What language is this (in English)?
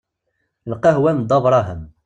Kabyle